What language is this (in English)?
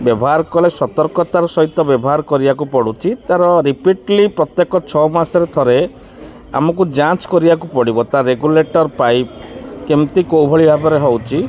Odia